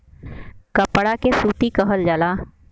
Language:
Bhojpuri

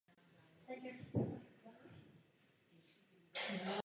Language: Czech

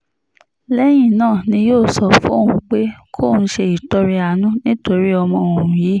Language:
Yoruba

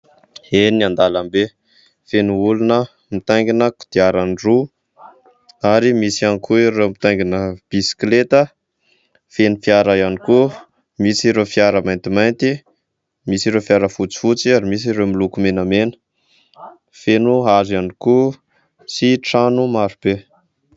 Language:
Malagasy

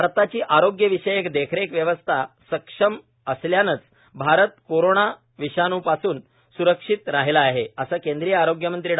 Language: Marathi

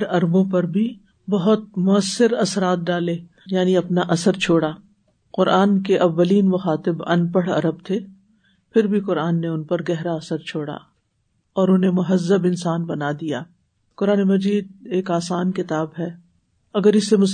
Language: Urdu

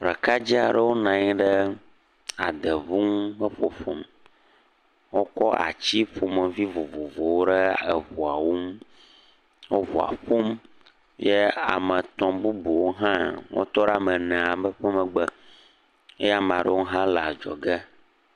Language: Ewe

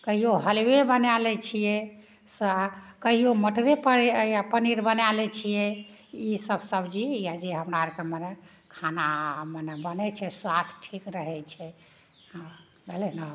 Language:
Maithili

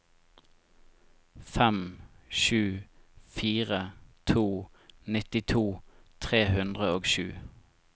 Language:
Norwegian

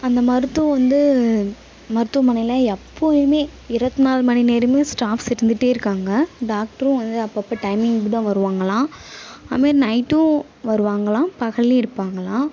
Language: Tamil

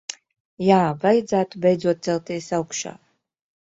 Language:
Latvian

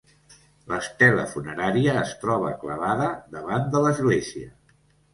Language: Catalan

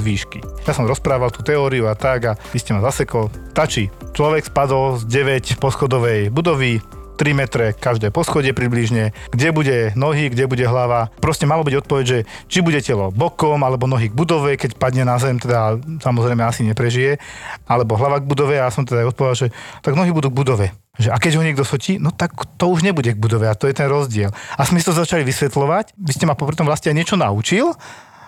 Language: Slovak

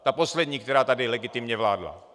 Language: Czech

